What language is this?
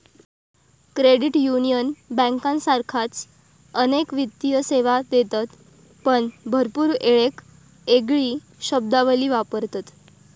Marathi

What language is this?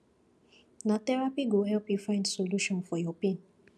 Nigerian Pidgin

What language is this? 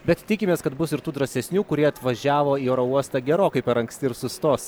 Lithuanian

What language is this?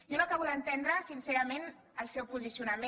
Catalan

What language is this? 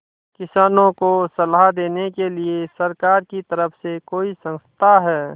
Hindi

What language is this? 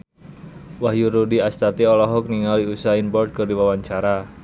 Sundanese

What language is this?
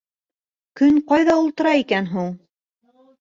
Bashkir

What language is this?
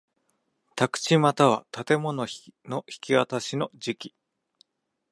Japanese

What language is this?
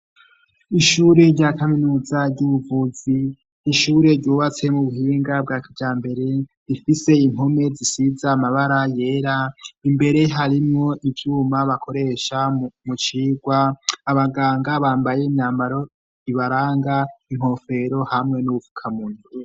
Rundi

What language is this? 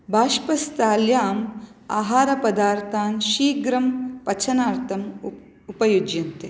Sanskrit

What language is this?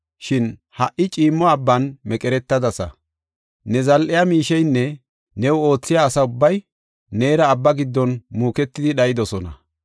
Gofa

